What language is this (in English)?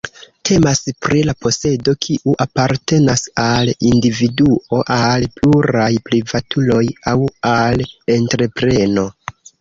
Esperanto